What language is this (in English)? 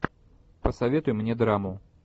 Russian